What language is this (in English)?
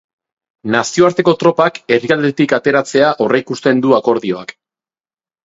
Basque